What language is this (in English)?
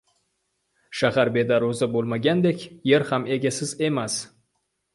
Uzbek